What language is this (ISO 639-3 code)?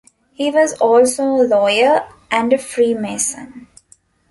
eng